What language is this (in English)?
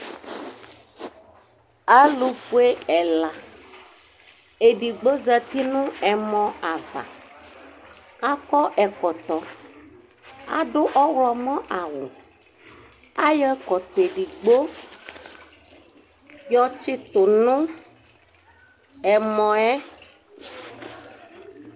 Ikposo